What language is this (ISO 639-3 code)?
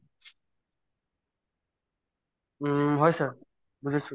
asm